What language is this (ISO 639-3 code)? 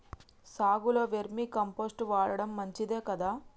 tel